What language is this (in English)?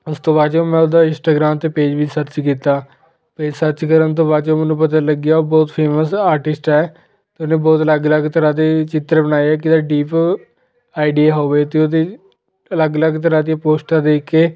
Punjabi